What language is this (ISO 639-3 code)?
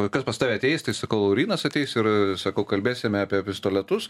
lit